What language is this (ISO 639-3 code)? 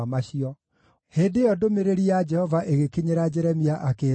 kik